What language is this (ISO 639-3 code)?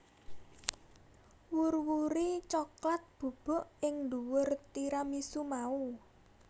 jav